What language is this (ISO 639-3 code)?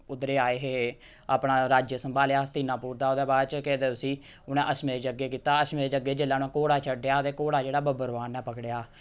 doi